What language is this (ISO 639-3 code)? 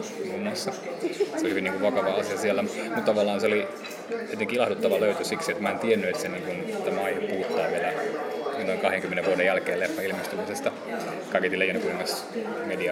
fin